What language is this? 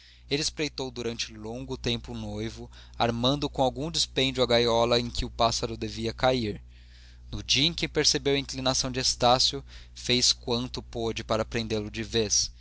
Portuguese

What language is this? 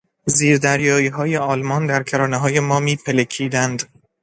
Persian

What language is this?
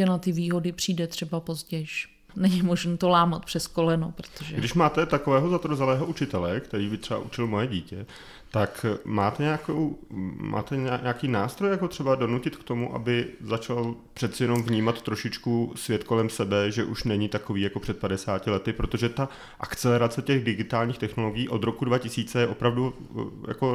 Czech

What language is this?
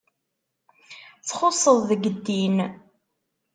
Kabyle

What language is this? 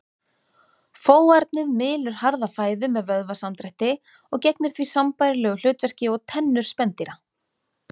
Icelandic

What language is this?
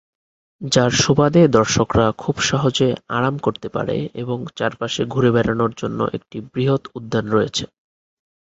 Bangla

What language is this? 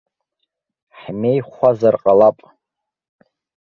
Abkhazian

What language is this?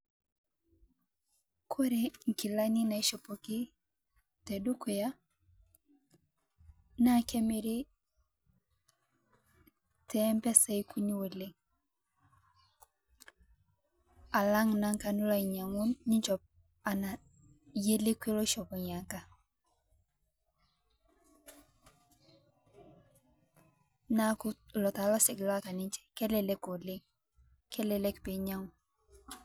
Masai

